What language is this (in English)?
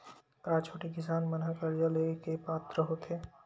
Chhattisgarhi